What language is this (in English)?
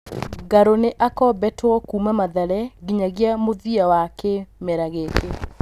Kikuyu